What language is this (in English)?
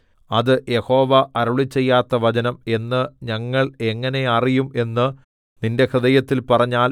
Malayalam